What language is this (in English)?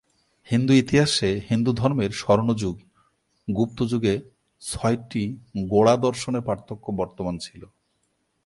Bangla